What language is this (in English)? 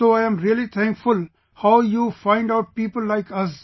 English